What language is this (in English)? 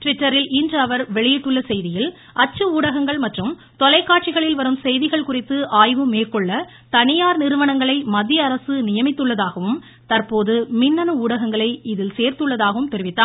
Tamil